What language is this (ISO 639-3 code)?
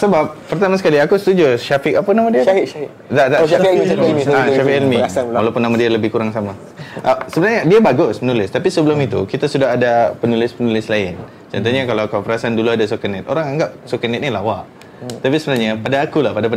msa